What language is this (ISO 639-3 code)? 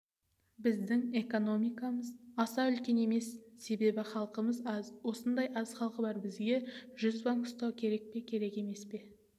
kaz